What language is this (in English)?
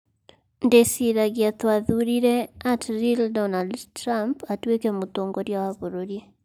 Kikuyu